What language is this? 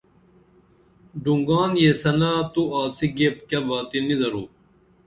Dameli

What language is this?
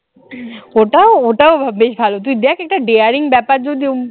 Bangla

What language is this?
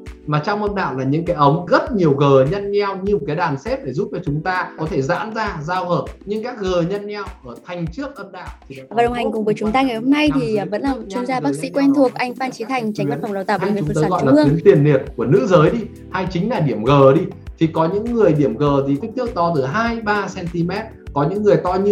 Vietnamese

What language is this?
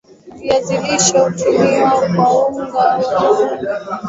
Swahili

